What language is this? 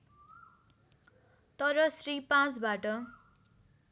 Nepali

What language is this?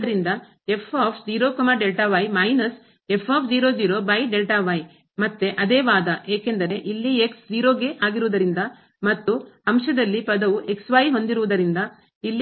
Kannada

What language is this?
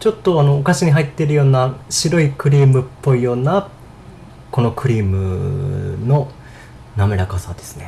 Japanese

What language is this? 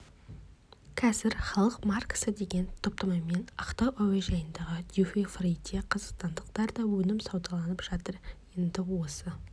Kazakh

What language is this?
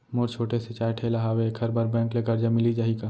Chhattisgarhi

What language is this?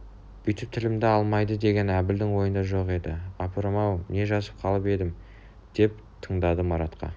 Kazakh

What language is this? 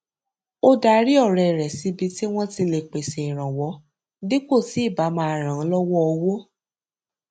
Yoruba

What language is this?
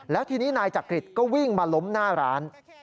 Thai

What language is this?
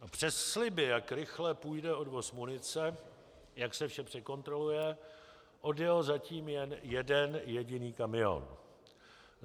Czech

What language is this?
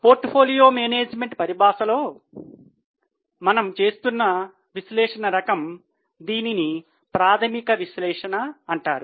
Telugu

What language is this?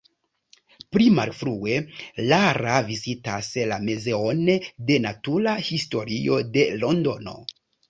Esperanto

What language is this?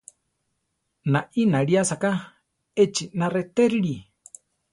Central Tarahumara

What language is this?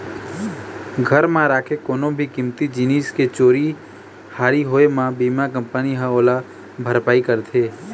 Chhattisgarhi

